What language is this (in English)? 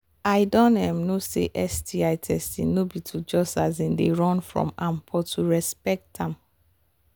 Nigerian Pidgin